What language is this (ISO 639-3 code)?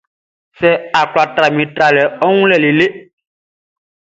bci